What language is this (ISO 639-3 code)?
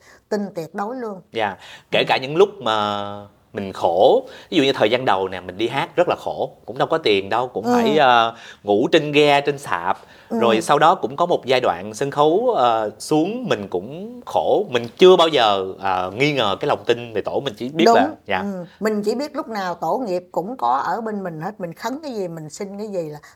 vie